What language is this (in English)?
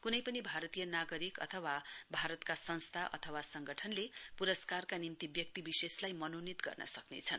Nepali